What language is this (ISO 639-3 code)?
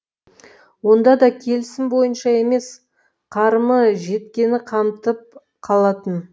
kaz